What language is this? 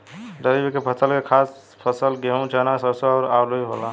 Bhojpuri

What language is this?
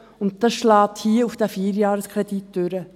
Swiss German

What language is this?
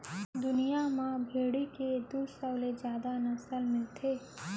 Chhattisgarhi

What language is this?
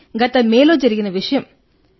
Telugu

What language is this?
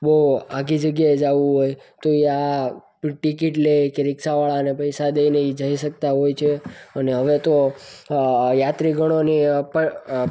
Gujarati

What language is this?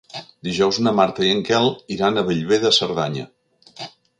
Catalan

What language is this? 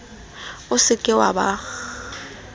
Southern Sotho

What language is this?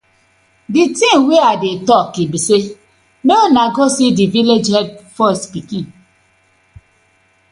Nigerian Pidgin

